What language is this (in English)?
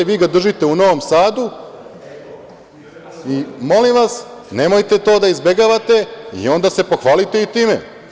Serbian